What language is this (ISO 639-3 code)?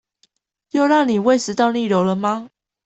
zho